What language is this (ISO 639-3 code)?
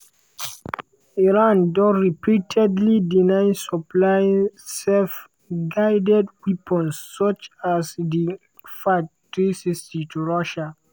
pcm